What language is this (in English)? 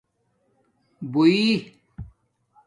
Domaaki